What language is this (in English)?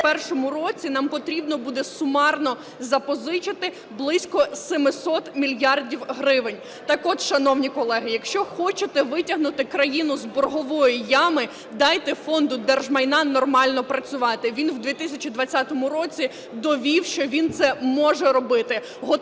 Ukrainian